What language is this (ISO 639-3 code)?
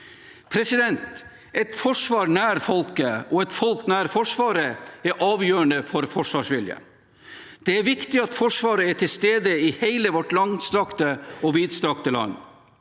nor